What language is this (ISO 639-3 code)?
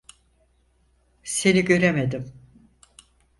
tur